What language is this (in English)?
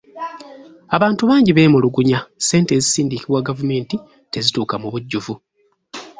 Ganda